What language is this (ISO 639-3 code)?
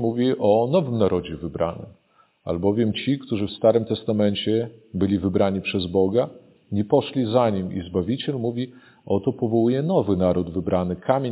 pol